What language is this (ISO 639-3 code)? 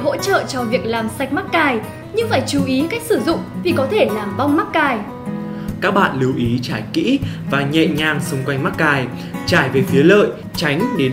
vie